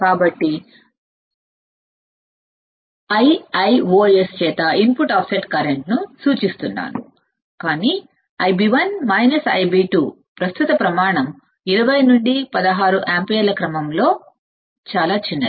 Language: Telugu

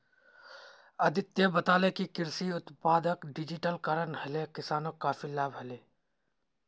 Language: Magahi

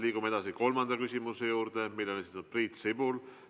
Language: Estonian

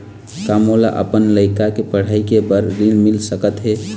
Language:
Chhattisgarhi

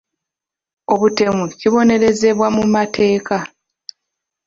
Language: Ganda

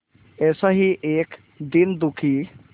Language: Hindi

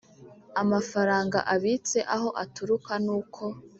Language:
Kinyarwanda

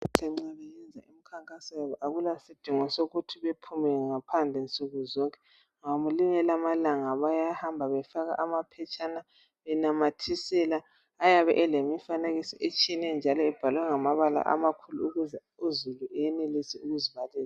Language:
North Ndebele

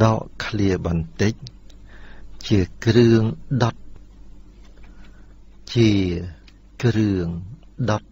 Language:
Thai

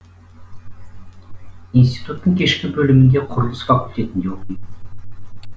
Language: Kazakh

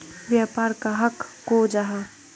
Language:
Magahi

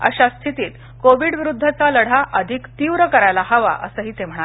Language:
Marathi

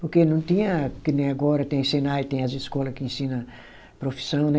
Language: Portuguese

